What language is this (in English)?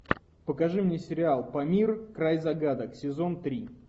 Russian